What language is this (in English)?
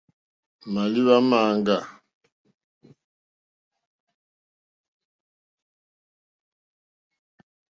Mokpwe